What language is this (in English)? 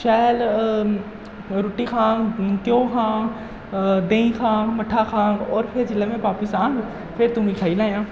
Dogri